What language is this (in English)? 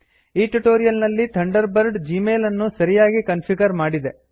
Kannada